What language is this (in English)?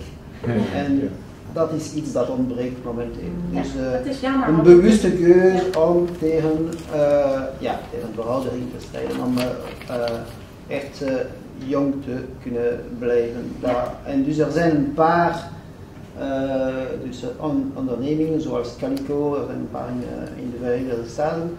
Dutch